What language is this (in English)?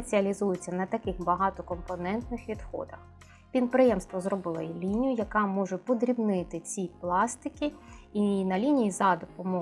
Ukrainian